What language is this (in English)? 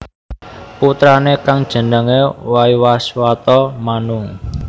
Javanese